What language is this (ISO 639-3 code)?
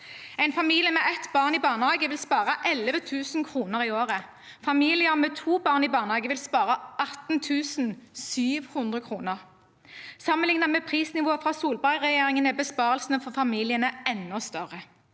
nor